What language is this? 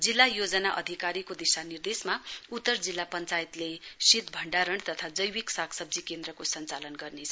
Nepali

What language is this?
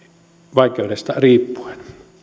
Finnish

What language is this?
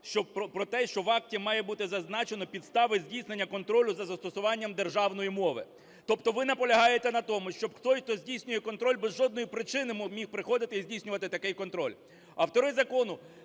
Ukrainian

